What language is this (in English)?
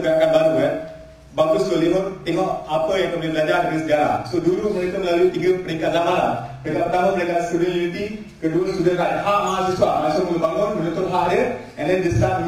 Malay